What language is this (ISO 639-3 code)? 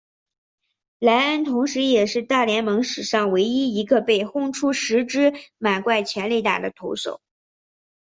zho